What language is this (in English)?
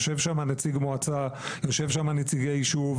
Hebrew